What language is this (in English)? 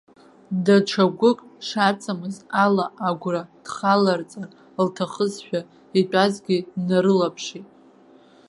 Abkhazian